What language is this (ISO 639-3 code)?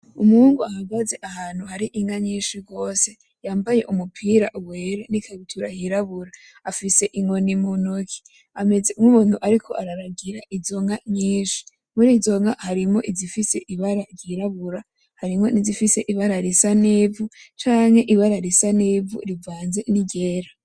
run